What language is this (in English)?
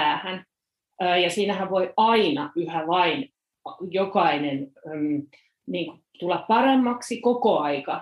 Finnish